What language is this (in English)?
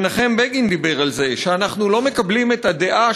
Hebrew